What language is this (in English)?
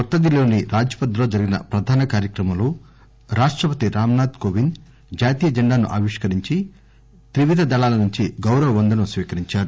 Telugu